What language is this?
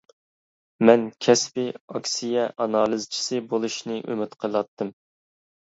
Uyghur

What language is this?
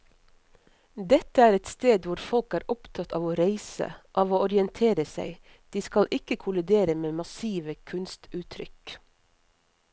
Norwegian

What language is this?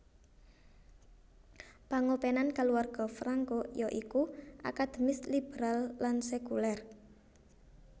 Javanese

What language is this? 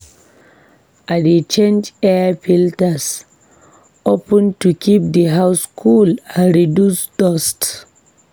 Nigerian Pidgin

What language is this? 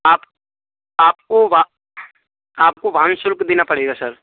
Hindi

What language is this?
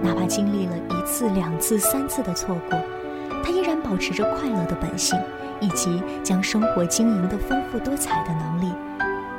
Chinese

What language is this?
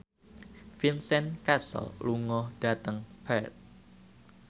Javanese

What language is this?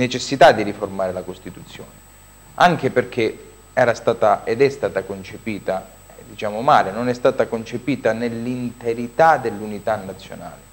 Italian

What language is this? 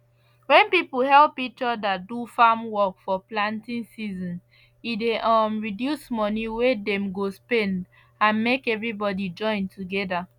Nigerian Pidgin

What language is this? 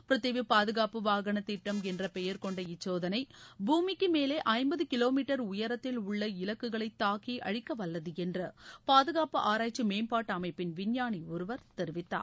Tamil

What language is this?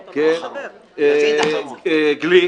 Hebrew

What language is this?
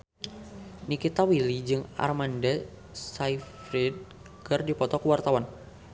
Sundanese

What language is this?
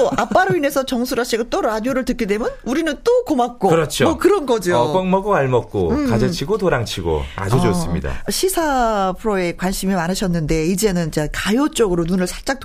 Korean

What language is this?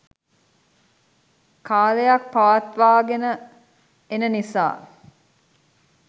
Sinhala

